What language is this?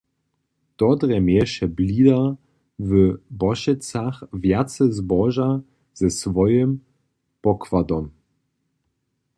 Upper Sorbian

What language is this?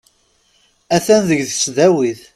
Kabyle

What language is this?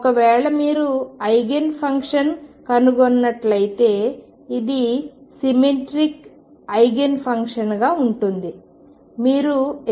Telugu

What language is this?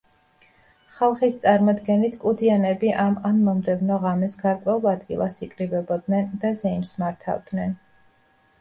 Georgian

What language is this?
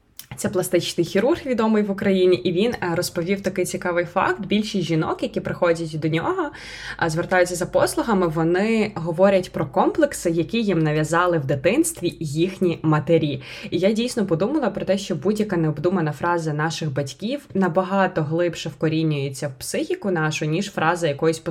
Ukrainian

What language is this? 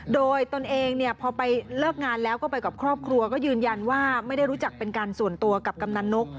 Thai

